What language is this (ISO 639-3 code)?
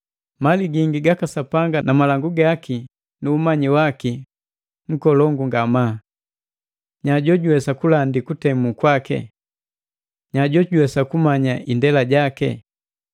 mgv